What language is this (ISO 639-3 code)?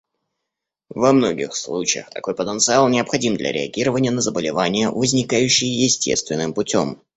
rus